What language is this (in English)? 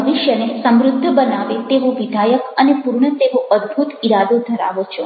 Gujarati